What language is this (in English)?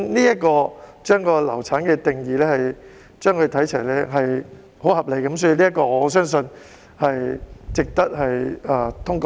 Cantonese